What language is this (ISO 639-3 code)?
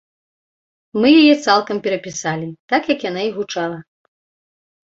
bel